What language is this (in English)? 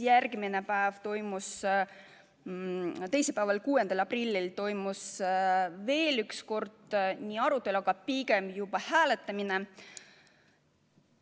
Estonian